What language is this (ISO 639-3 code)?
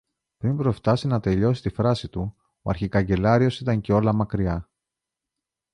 ell